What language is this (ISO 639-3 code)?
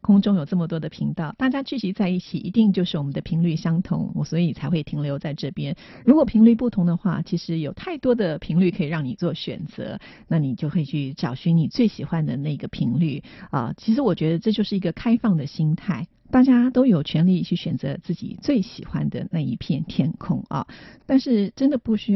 zho